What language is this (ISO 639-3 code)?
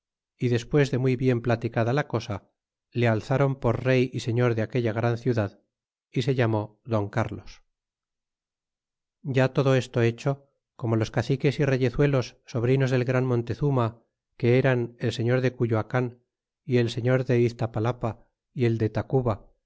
spa